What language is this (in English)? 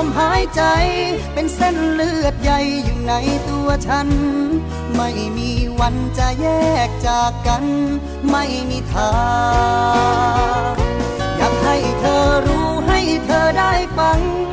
Thai